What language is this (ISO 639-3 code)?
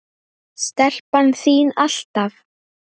isl